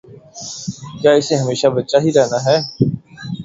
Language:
Urdu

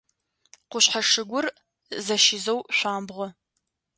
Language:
Adyghe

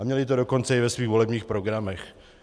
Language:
Czech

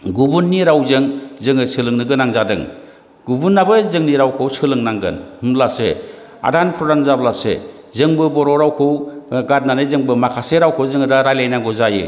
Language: Bodo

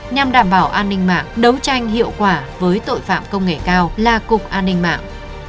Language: Vietnamese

